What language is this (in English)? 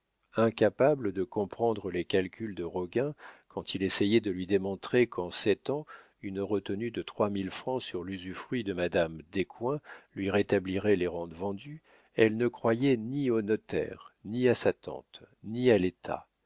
French